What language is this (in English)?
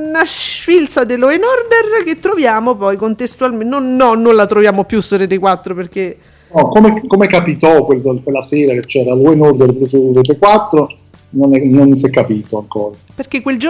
Italian